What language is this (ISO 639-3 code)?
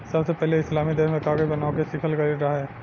bho